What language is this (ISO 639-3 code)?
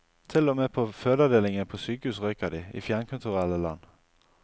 nor